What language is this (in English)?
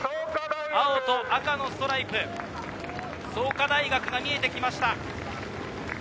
Japanese